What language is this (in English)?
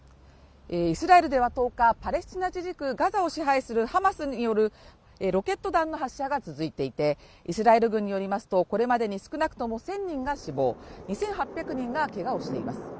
Japanese